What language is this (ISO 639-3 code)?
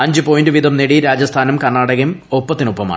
mal